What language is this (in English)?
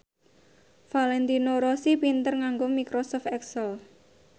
Javanese